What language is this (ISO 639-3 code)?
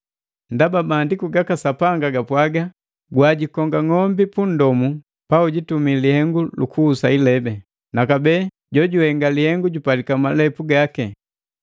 mgv